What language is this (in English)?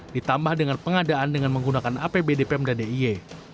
Indonesian